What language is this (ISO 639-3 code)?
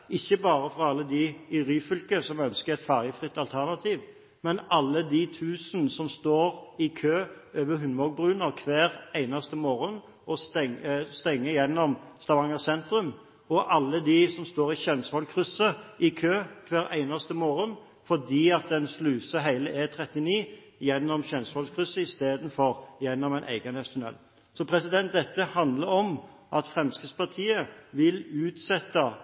nob